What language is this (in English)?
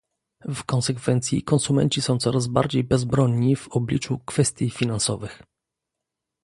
Polish